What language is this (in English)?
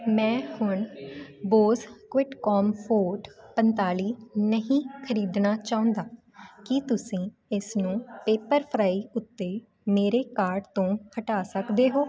Punjabi